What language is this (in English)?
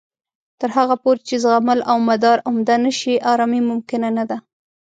Pashto